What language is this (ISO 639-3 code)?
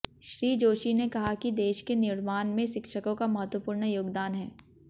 hin